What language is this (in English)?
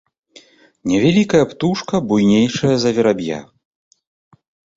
Belarusian